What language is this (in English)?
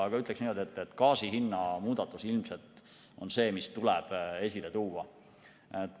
Estonian